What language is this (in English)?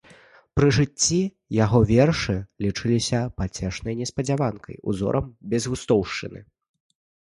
Belarusian